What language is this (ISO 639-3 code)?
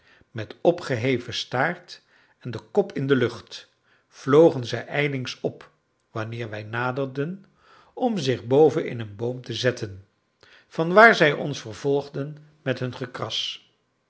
nld